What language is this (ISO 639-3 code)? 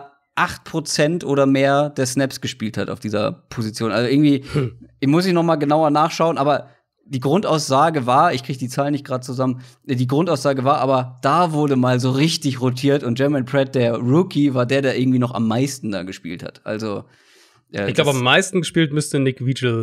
deu